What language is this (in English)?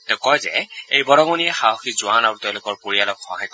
Assamese